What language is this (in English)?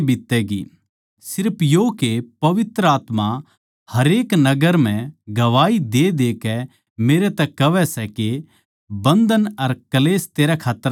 Haryanvi